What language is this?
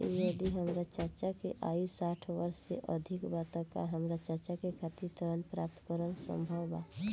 Bhojpuri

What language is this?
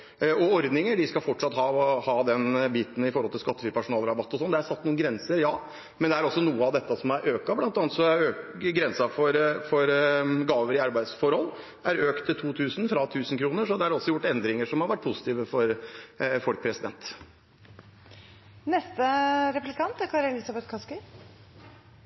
Norwegian Bokmål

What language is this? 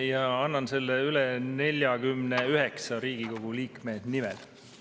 Estonian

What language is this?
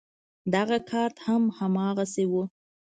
Pashto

